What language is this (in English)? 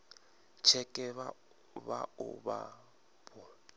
Venda